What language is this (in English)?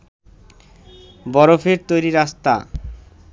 Bangla